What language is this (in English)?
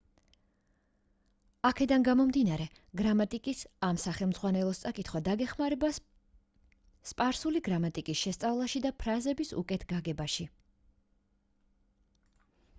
Georgian